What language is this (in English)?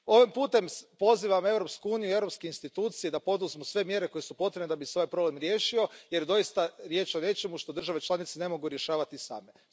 Croatian